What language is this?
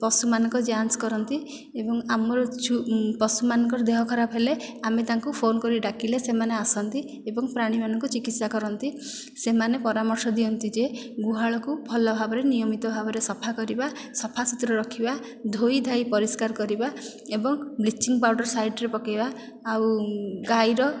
Odia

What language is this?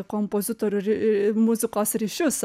Lithuanian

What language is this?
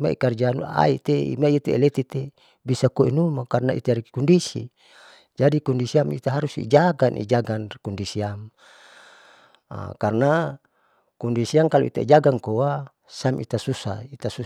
Saleman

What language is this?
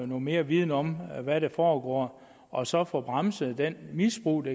Danish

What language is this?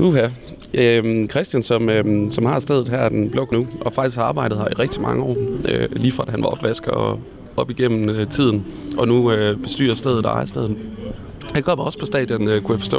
Danish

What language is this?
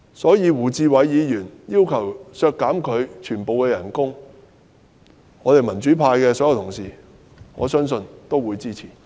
Cantonese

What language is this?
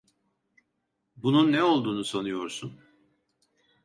Turkish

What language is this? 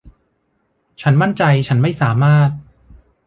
Thai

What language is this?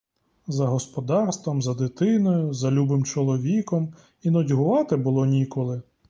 Ukrainian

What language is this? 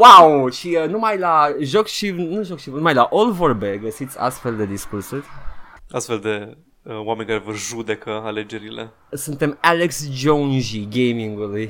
Romanian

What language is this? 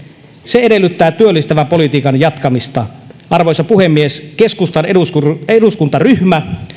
Finnish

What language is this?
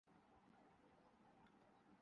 Urdu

